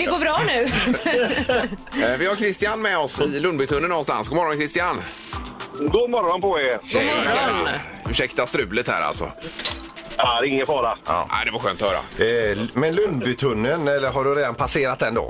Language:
Swedish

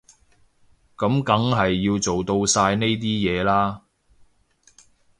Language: Cantonese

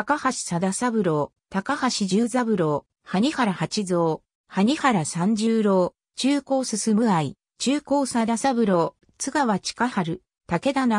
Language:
Japanese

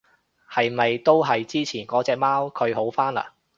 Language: Cantonese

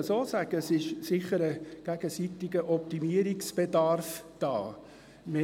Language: Swiss German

